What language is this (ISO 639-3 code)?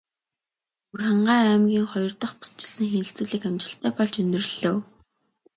mon